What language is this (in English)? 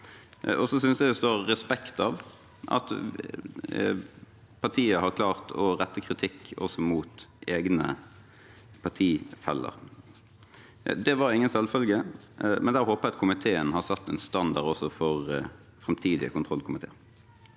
Norwegian